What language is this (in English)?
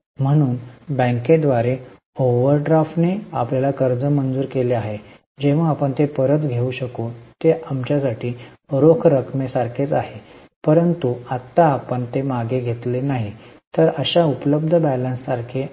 Marathi